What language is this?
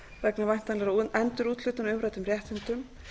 Icelandic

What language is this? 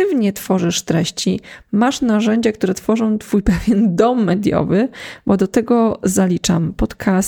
Polish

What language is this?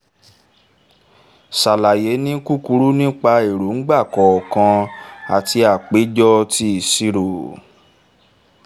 Yoruba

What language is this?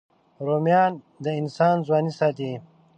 Pashto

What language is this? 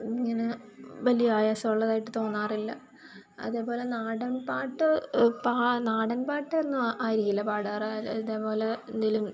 Malayalam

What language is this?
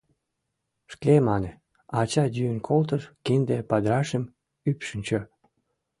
Mari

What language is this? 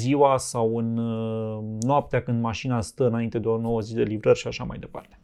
Romanian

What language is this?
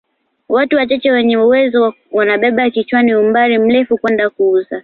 Swahili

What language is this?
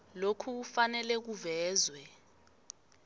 South Ndebele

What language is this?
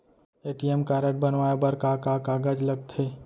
Chhattisgarhi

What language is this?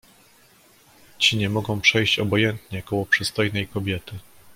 Polish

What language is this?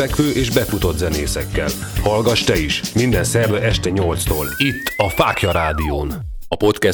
Hungarian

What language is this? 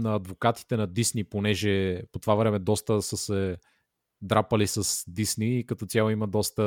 Bulgarian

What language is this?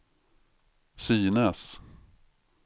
Swedish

